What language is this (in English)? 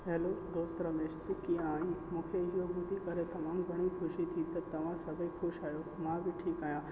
Sindhi